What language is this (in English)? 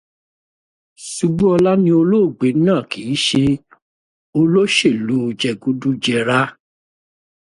Yoruba